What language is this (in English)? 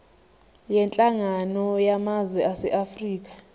Zulu